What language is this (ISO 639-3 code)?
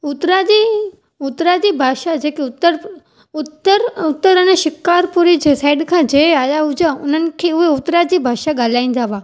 snd